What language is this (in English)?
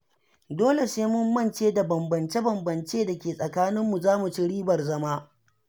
Hausa